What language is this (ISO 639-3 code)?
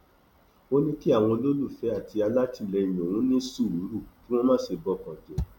yor